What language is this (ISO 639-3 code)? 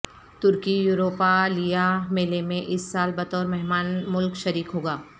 urd